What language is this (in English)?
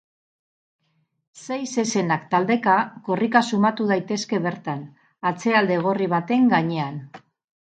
Basque